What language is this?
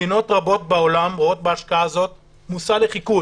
Hebrew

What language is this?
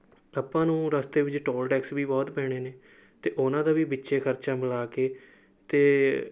Punjabi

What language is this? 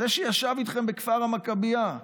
Hebrew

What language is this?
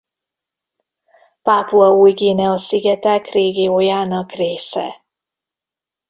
Hungarian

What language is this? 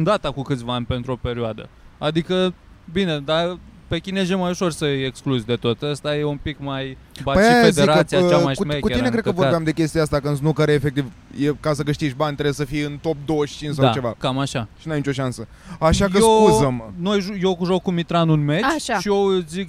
Romanian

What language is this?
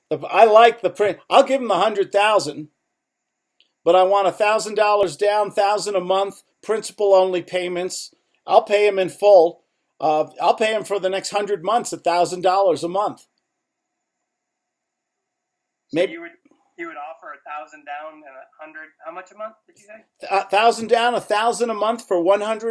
English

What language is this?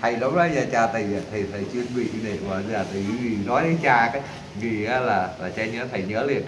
Vietnamese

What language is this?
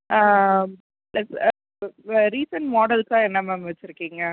Tamil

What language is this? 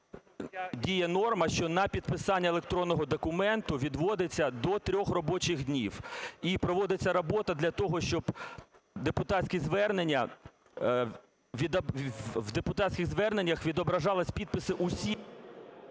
Ukrainian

